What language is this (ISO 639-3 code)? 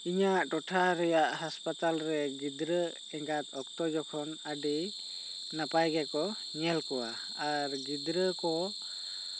sat